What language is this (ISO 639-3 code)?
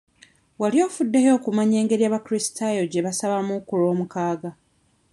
lug